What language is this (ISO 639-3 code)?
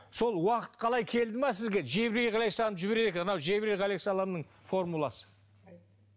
kaz